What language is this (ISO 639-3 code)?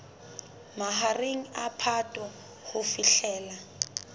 sot